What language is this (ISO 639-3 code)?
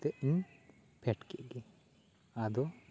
sat